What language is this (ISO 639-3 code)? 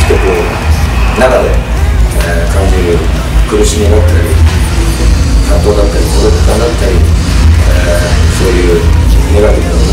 jpn